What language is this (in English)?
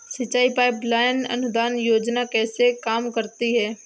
Hindi